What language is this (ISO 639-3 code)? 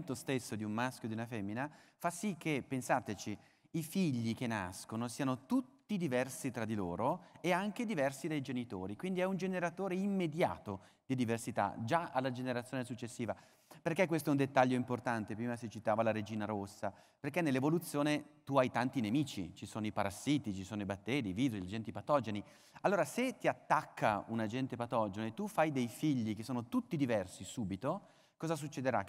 ita